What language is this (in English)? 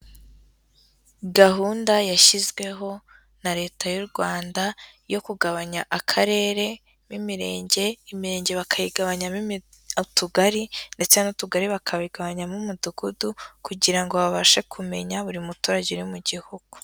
Kinyarwanda